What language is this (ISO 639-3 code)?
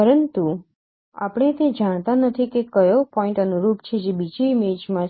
guj